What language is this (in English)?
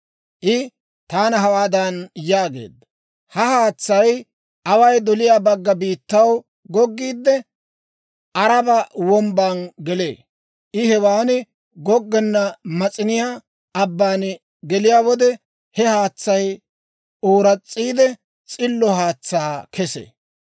Dawro